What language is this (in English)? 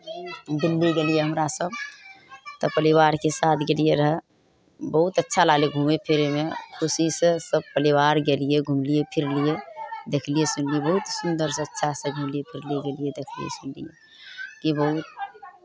Maithili